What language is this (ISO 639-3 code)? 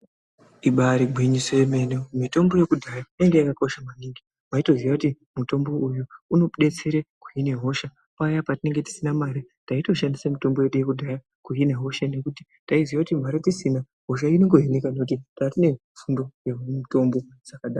ndc